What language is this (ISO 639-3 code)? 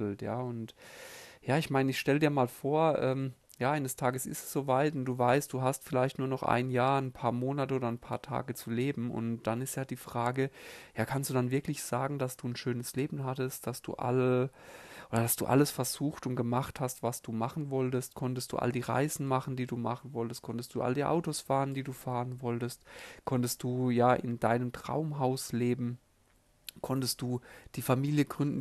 deu